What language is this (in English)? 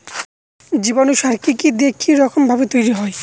Bangla